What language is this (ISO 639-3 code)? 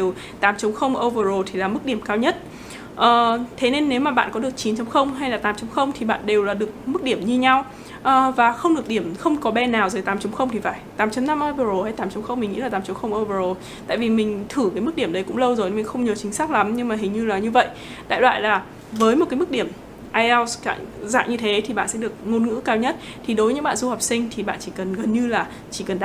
vie